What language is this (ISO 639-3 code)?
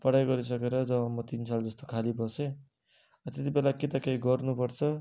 nep